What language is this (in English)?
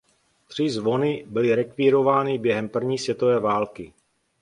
Czech